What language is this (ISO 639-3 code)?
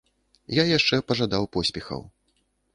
bel